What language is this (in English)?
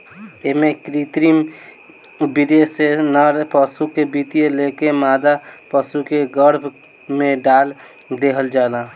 Bhojpuri